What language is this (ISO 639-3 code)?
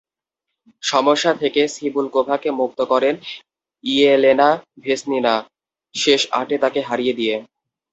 ben